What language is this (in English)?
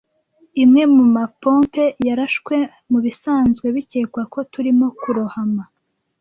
Kinyarwanda